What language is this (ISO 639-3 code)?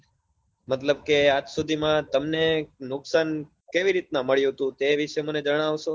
guj